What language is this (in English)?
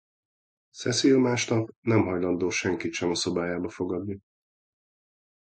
Hungarian